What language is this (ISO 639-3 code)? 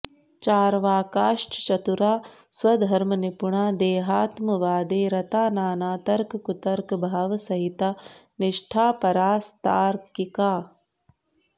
san